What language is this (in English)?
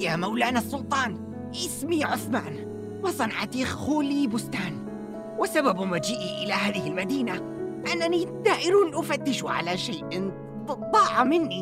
Arabic